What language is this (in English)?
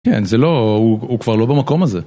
Hebrew